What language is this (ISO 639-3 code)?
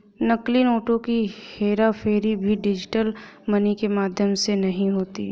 hin